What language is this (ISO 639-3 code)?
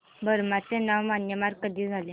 mar